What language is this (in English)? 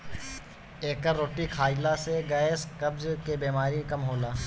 Bhojpuri